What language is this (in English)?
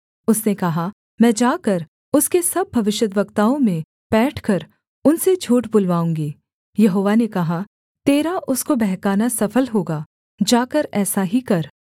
Hindi